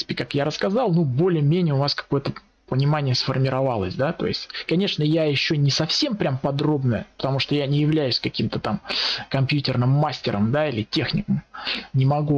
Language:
Russian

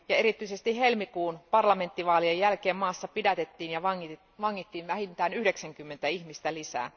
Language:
Finnish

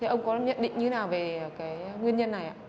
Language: Vietnamese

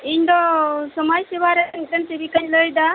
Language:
Santali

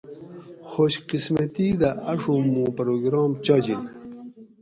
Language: Gawri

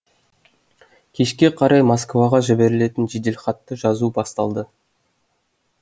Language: Kazakh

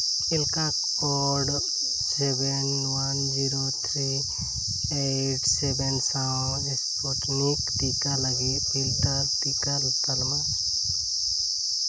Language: Santali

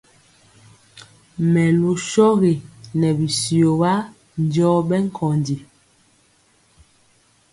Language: Mpiemo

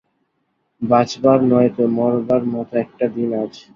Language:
Bangla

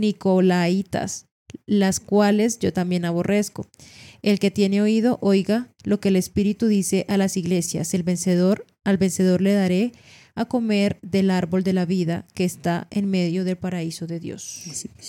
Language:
Spanish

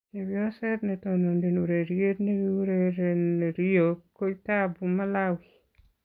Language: Kalenjin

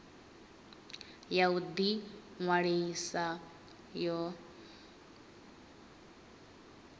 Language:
Venda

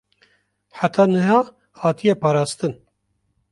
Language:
Kurdish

